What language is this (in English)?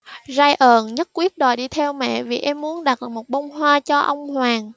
Vietnamese